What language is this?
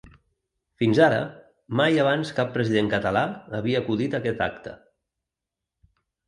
Catalan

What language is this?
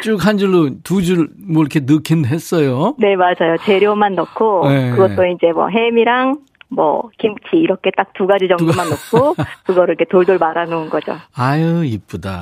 Korean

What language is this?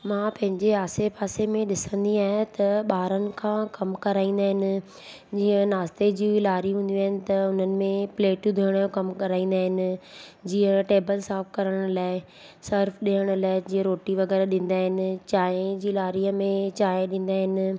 Sindhi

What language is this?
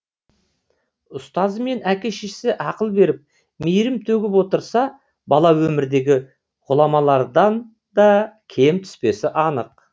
Kazakh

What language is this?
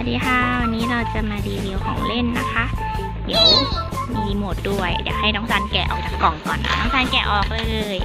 Thai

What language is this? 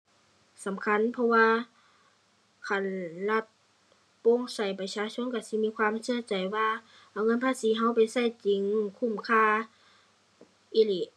Thai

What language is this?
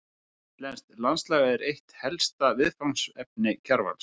Icelandic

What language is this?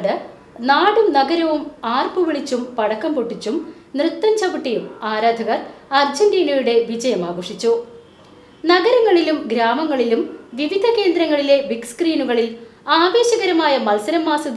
Arabic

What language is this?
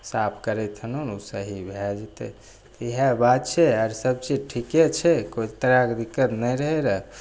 Maithili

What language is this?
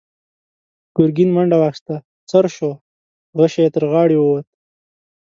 Pashto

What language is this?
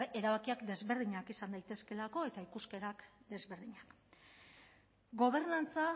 Basque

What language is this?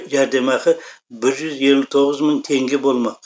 Kazakh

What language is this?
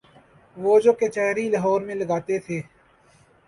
Urdu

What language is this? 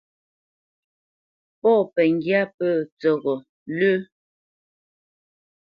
Bamenyam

